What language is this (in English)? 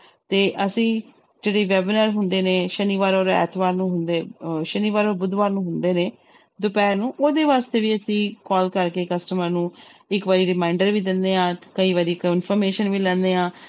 Punjabi